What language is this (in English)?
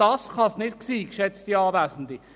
Swiss German